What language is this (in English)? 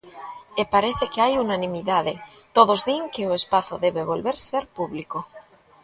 Galician